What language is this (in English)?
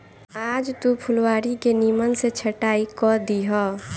Bhojpuri